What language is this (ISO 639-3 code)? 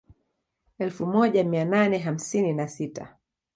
swa